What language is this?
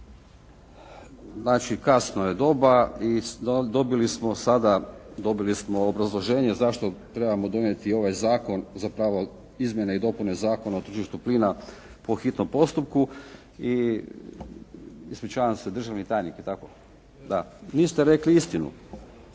Croatian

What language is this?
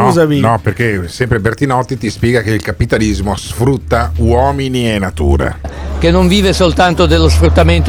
Italian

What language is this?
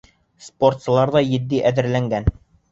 Bashkir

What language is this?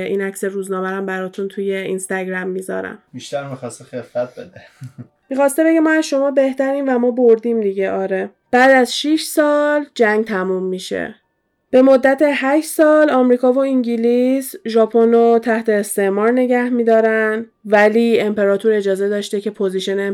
Persian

